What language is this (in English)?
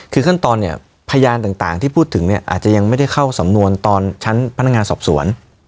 Thai